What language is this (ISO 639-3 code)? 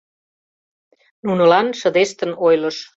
chm